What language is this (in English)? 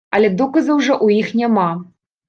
Belarusian